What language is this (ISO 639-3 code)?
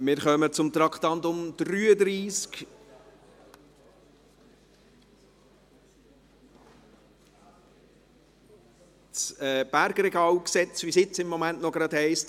gsw